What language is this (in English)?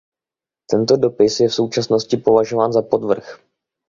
Czech